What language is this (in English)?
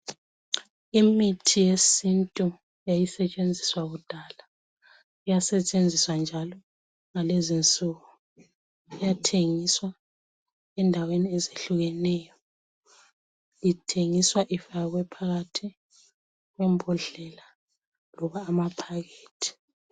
North Ndebele